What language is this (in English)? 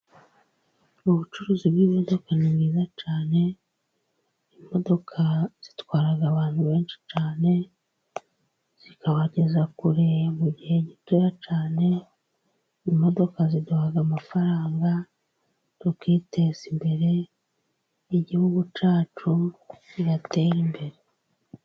Kinyarwanda